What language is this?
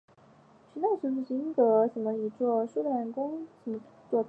Chinese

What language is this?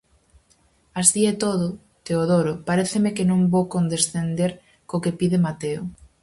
Galician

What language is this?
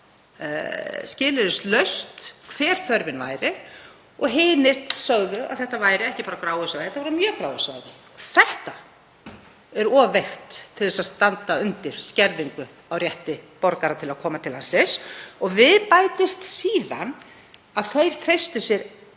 Icelandic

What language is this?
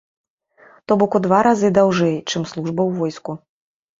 Belarusian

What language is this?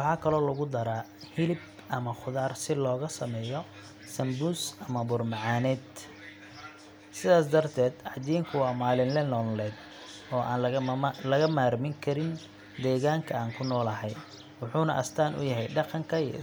Somali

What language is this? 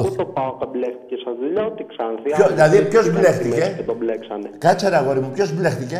Greek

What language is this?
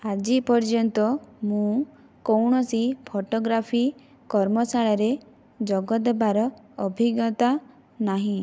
Odia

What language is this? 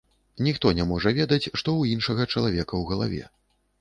Belarusian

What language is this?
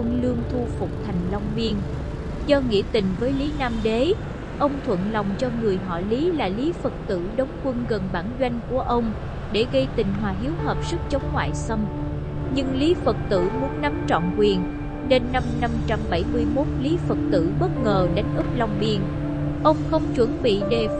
Vietnamese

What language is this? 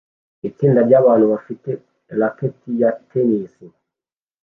Kinyarwanda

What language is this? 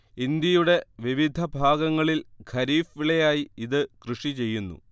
Malayalam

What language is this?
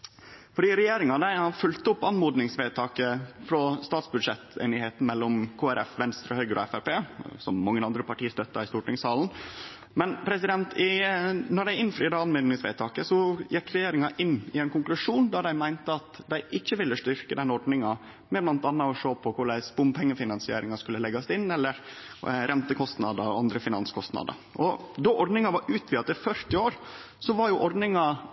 Norwegian Nynorsk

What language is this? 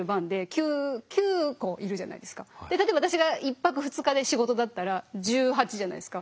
Japanese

